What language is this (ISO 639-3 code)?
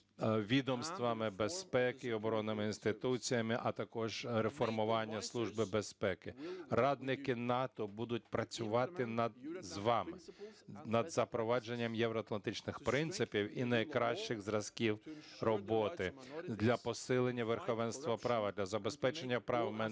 ukr